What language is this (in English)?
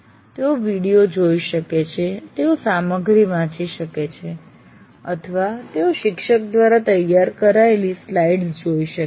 Gujarati